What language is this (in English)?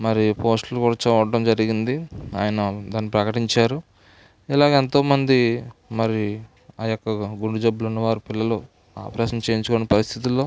Telugu